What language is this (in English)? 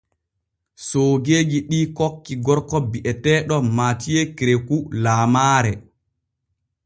Borgu Fulfulde